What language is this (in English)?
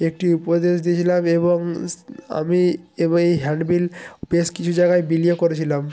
Bangla